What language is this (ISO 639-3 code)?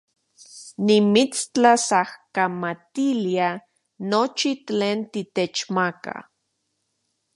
ncx